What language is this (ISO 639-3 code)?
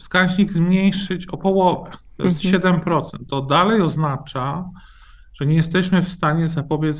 pol